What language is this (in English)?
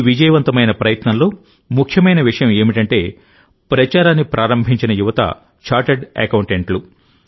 Telugu